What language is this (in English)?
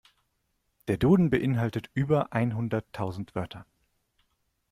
German